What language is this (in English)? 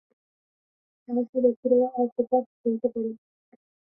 Bangla